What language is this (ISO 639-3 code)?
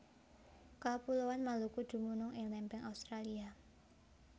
jav